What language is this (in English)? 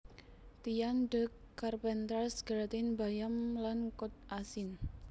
Javanese